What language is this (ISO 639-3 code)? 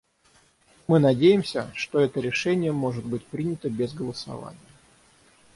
rus